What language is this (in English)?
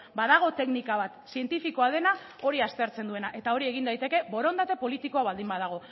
Basque